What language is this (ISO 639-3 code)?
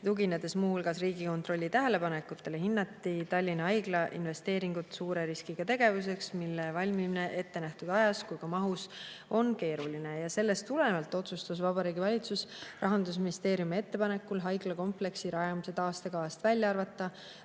est